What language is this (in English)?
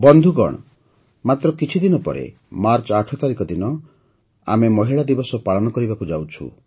Odia